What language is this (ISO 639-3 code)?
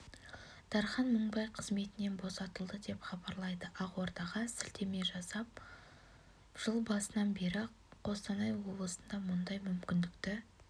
kaz